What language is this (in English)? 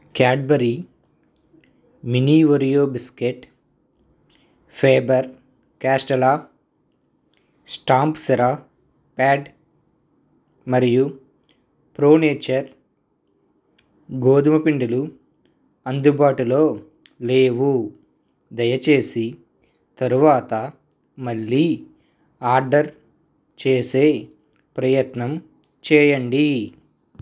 Telugu